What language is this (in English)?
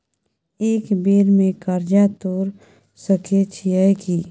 Maithili